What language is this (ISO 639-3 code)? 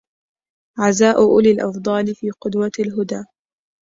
ara